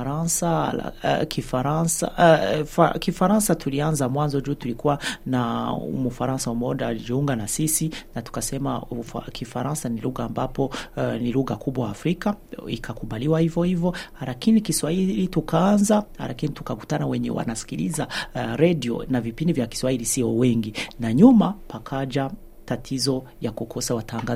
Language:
Swahili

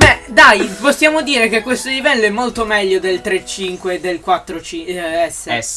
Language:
Italian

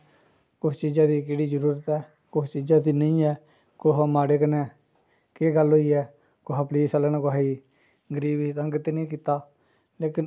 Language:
Dogri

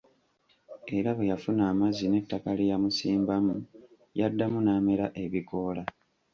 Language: Ganda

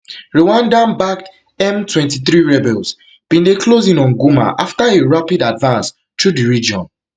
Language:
Nigerian Pidgin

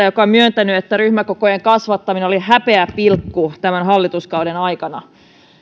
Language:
Finnish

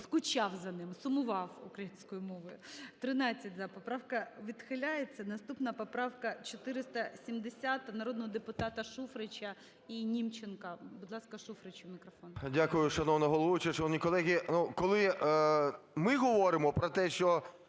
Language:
Ukrainian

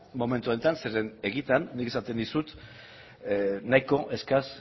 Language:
Basque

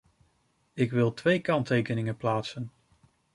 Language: Dutch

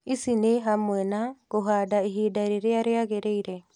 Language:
Kikuyu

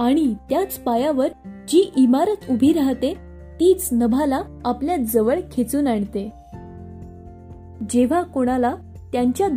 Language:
Marathi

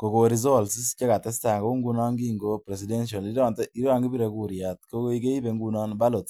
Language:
Kalenjin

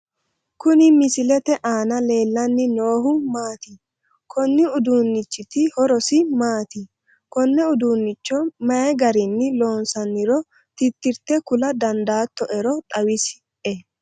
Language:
Sidamo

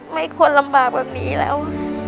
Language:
Thai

